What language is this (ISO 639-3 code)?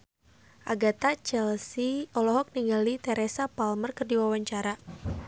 sun